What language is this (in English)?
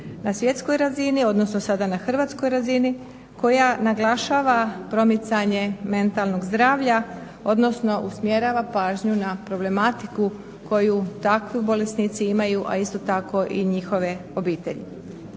Croatian